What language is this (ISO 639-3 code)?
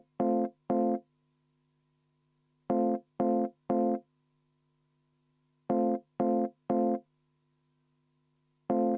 est